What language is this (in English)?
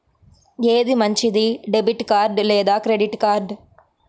Telugu